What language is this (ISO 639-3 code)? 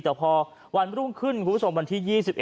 tha